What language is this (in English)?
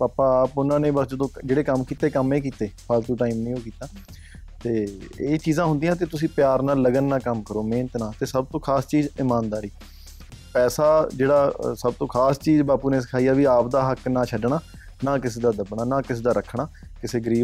Punjabi